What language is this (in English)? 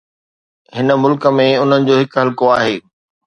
Sindhi